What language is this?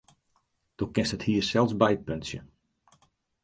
Western Frisian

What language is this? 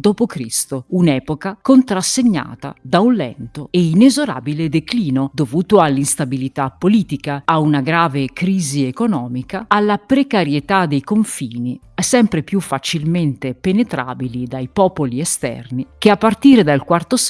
Italian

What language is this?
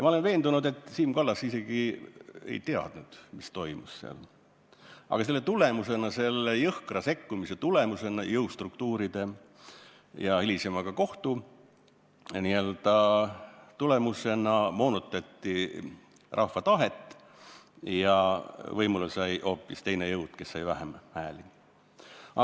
Estonian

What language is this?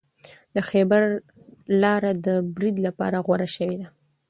Pashto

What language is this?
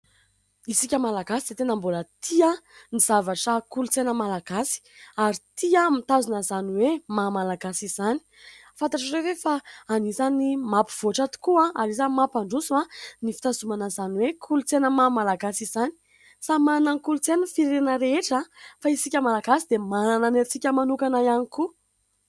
Malagasy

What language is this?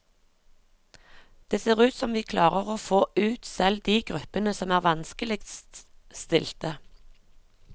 Norwegian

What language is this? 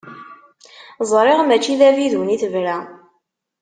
Kabyle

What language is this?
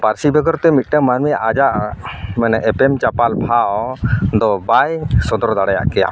Santali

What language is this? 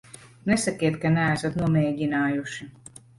Latvian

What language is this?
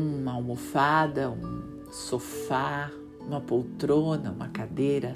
Portuguese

